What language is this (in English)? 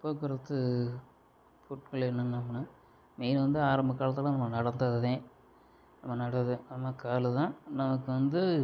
Tamil